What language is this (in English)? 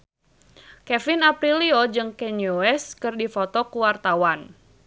Sundanese